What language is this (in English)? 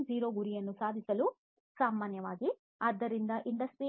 Kannada